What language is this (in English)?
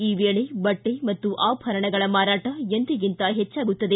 Kannada